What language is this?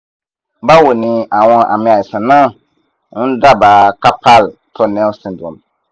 Yoruba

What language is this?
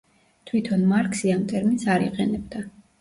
Georgian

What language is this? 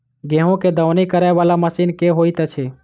Maithili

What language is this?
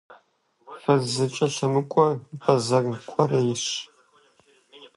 Kabardian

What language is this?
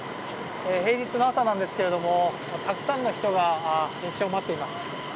Japanese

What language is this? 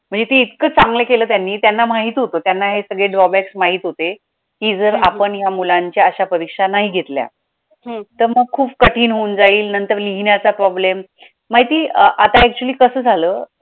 Marathi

